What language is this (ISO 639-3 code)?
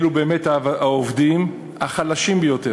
heb